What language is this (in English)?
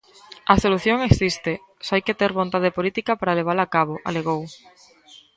Galician